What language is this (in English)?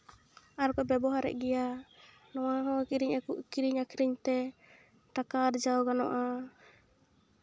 Santali